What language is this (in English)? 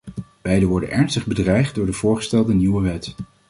Dutch